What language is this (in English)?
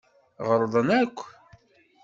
Kabyle